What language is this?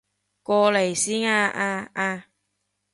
Cantonese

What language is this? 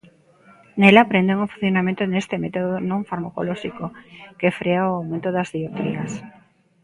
Galician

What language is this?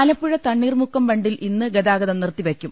Malayalam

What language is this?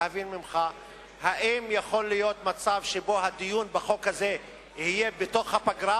Hebrew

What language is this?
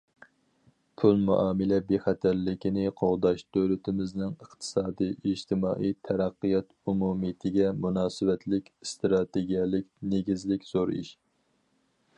Uyghur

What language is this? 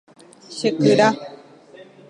Guarani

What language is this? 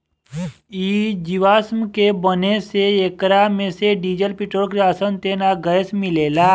Bhojpuri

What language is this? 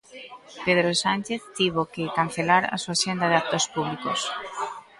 Galician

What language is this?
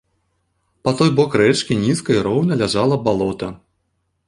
Belarusian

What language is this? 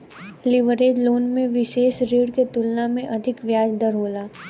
Bhojpuri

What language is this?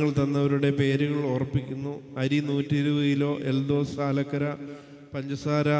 Romanian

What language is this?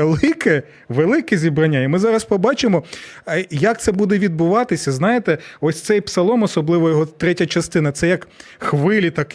Ukrainian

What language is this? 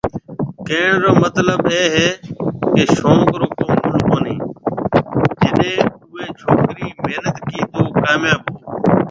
Marwari (Pakistan)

